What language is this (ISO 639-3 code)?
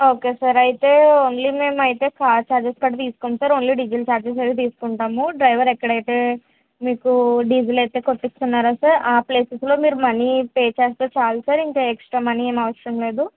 tel